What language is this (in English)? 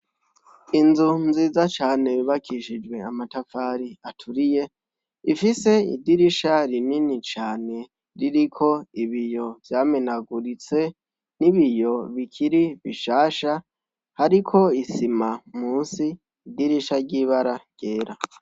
Rundi